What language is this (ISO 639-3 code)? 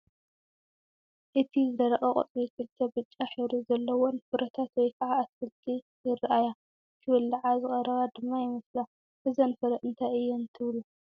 tir